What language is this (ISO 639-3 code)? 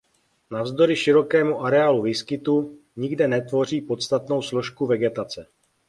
ces